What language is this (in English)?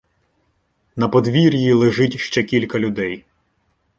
Ukrainian